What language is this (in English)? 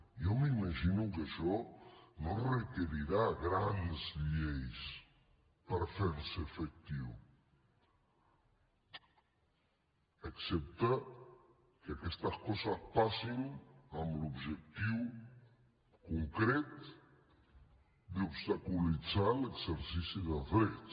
Catalan